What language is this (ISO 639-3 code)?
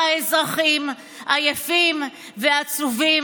heb